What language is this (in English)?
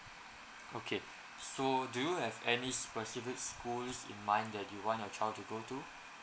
English